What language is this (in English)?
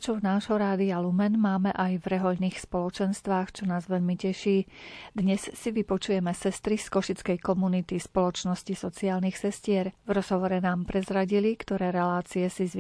Slovak